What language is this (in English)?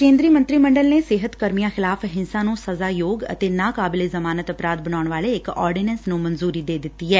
Punjabi